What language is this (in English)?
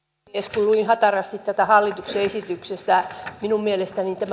Finnish